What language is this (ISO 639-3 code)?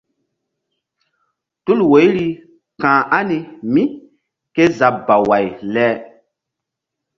mdd